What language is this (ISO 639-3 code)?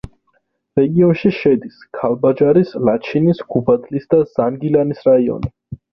kat